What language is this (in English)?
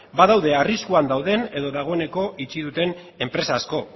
Basque